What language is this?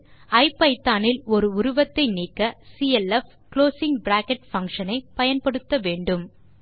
Tamil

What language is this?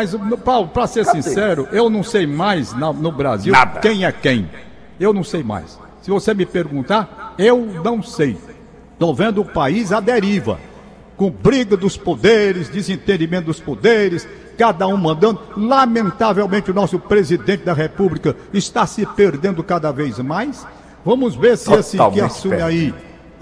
Portuguese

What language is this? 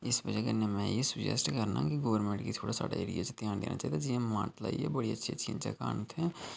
Dogri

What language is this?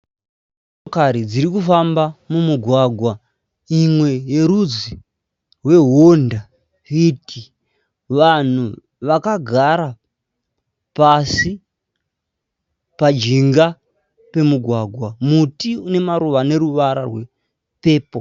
Shona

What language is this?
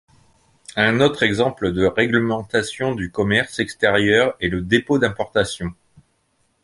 French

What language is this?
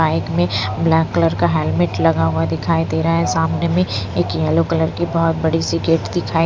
Hindi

